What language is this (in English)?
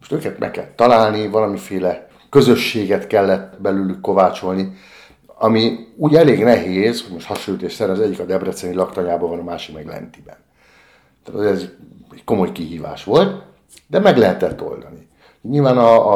Hungarian